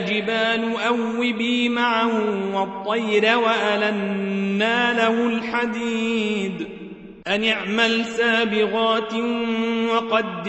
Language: Arabic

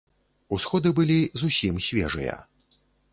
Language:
Belarusian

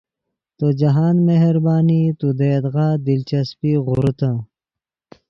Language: Yidgha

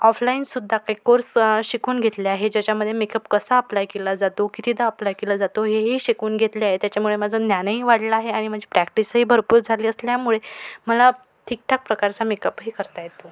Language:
Marathi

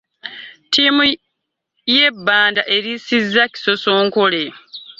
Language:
Ganda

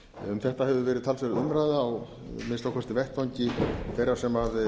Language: Icelandic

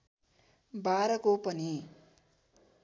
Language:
Nepali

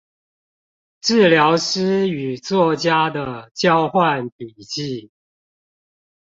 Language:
Chinese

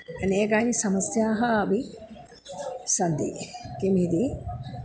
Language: Sanskrit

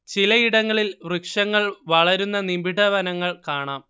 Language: Malayalam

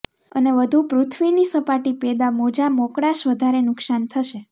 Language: Gujarati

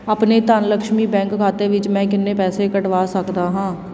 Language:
Punjabi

